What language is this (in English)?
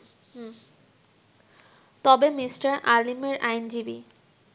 Bangla